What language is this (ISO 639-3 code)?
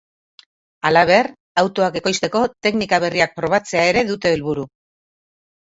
eus